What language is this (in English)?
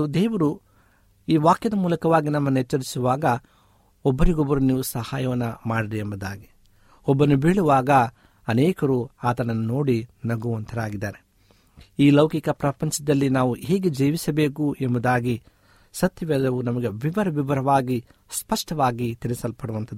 Kannada